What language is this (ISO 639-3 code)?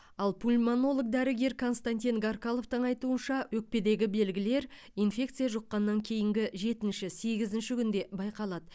kaz